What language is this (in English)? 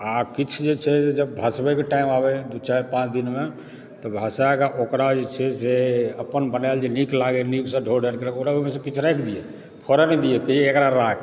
Maithili